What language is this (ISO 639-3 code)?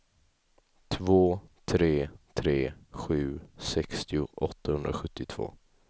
swe